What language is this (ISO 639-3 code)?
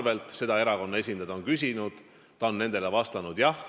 est